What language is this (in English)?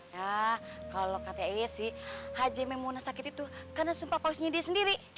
Indonesian